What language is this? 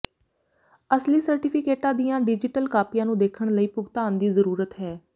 Punjabi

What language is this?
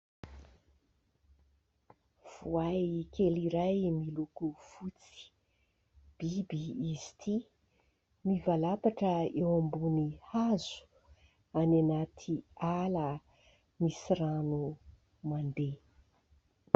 Malagasy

